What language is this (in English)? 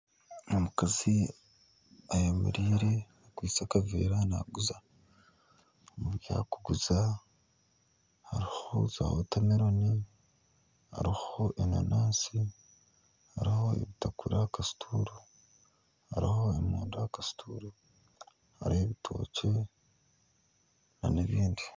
Nyankole